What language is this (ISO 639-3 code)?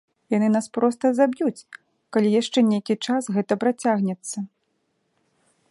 bel